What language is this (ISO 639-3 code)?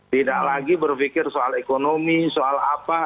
ind